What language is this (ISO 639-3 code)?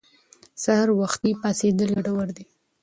pus